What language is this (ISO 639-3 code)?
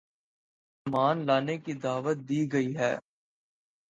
urd